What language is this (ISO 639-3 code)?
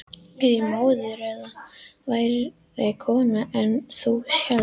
isl